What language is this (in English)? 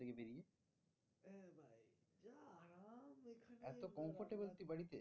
Bangla